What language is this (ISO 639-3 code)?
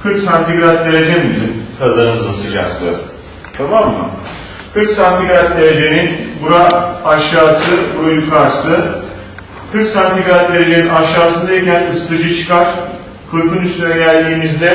tur